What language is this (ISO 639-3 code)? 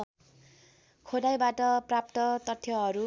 nep